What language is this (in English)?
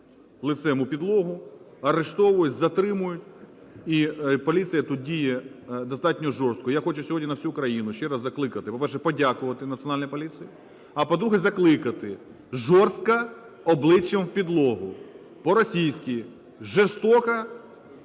Ukrainian